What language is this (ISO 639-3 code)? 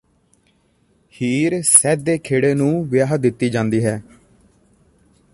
pan